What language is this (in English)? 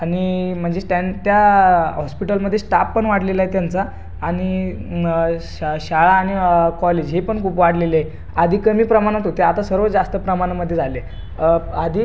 Marathi